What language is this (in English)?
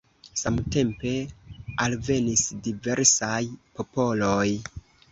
Esperanto